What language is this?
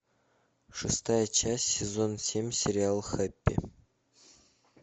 Russian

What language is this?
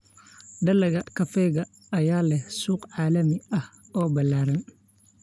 Somali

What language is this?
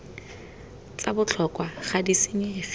Tswana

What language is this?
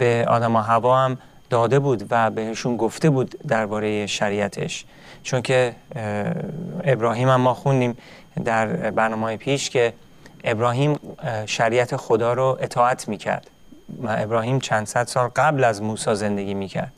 Persian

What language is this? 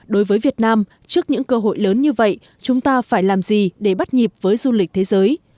Vietnamese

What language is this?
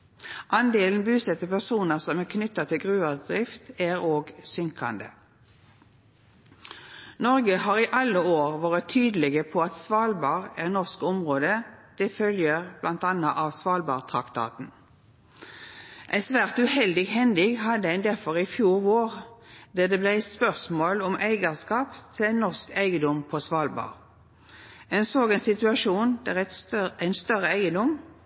Norwegian Nynorsk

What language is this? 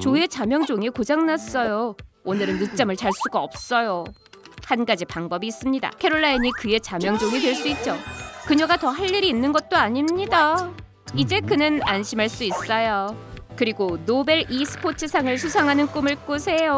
Korean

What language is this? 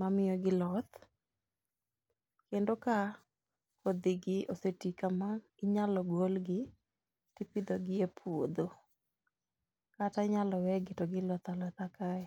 Luo (Kenya and Tanzania)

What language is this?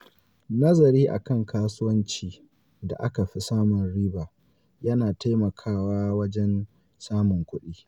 Hausa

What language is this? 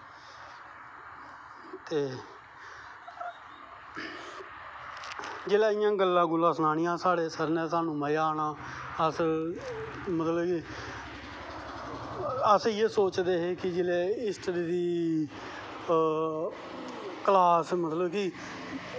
Dogri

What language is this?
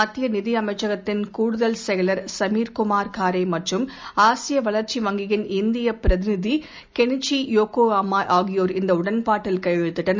Tamil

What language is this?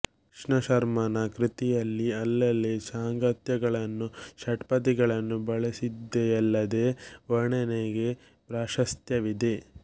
Kannada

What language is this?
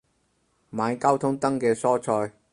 Cantonese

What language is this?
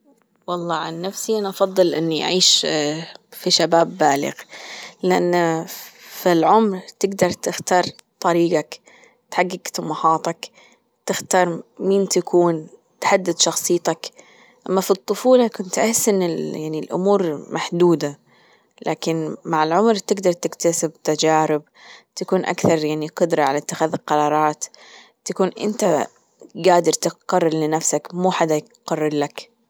Gulf Arabic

